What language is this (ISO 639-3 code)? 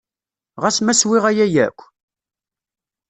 kab